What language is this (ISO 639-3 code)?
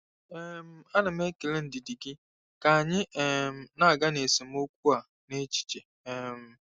ibo